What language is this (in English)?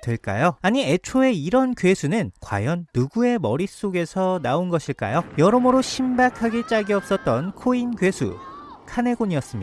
Korean